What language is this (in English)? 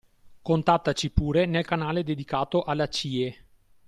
Italian